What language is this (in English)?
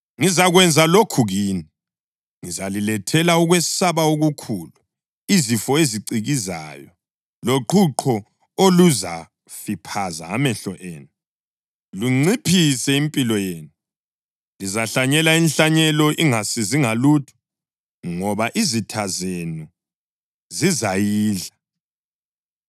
North Ndebele